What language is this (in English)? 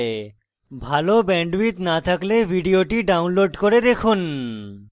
Bangla